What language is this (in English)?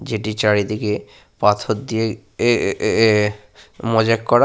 Bangla